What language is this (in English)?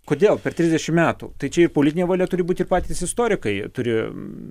Lithuanian